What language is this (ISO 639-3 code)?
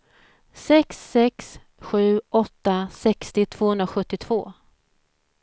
swe